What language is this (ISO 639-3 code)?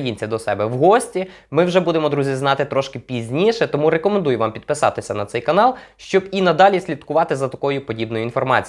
ukr